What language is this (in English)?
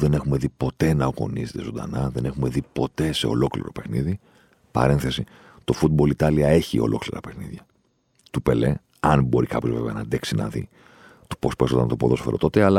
Greek